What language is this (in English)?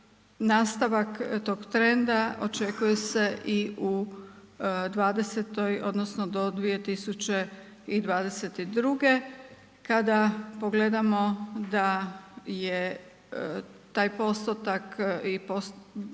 Croatian